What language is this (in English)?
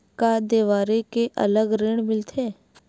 Chhattisgarhi